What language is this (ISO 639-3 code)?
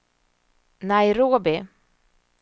swe